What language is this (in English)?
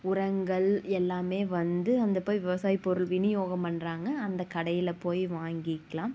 Tamil